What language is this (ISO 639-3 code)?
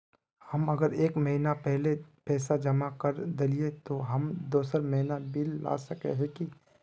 mag